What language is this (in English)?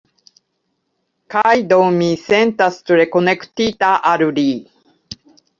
Esperanto